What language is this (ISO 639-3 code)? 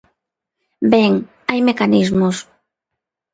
glg